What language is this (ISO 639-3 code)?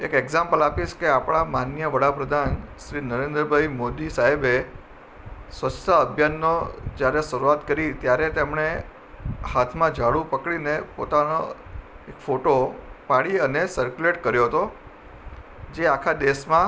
guj